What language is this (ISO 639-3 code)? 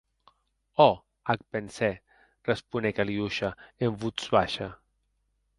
oci